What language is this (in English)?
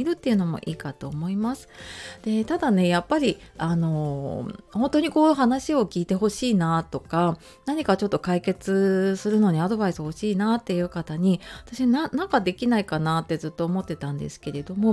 Japanese